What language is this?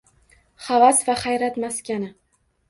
Uzbek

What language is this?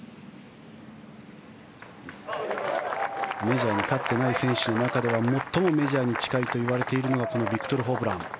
Japanese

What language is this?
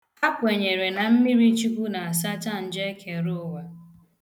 Igbo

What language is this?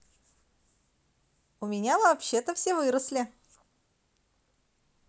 Russian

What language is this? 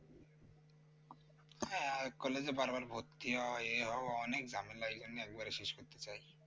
Bangla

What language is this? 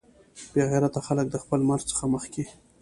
Pashto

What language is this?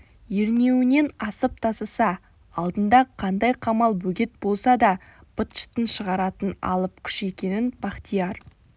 Kazakh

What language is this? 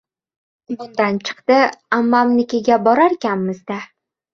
Uzbek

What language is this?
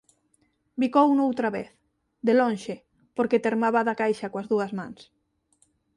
Galician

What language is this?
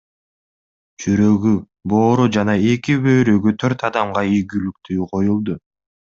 Kyrgyz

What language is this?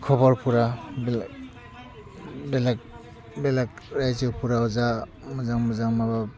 Bodo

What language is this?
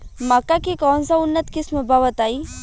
Bhojpuri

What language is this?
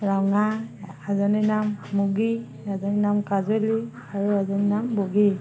Assamese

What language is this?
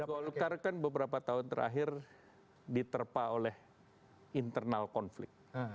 Indonesian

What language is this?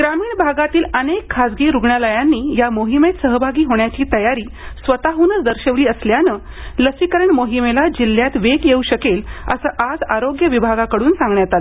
Marathi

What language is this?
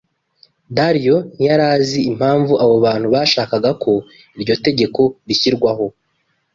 Kinyarwanda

